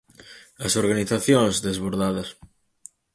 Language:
Galician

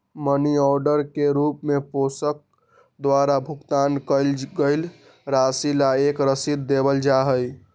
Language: Magahi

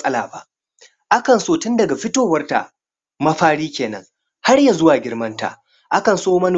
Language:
Hausa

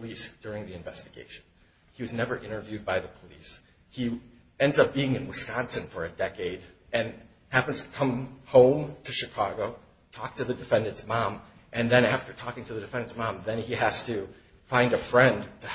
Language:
English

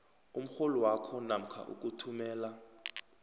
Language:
South Ndebele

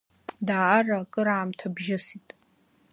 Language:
Abkhazian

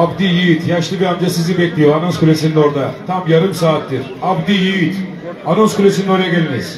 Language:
Turkish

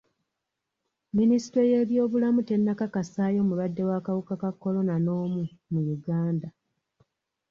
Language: Ganda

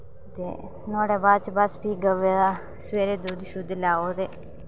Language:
Dogri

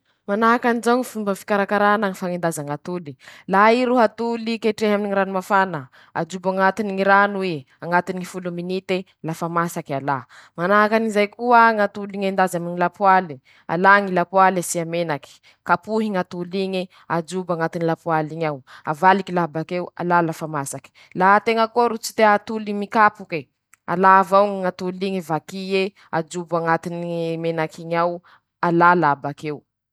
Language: Masikoro Malagasy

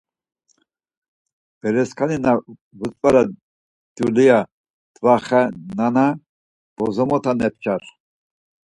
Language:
Laz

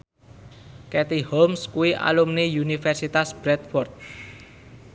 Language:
Javanese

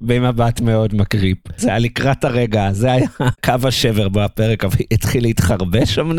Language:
Hebrew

